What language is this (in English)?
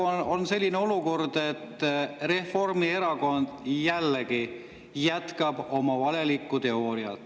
Estonian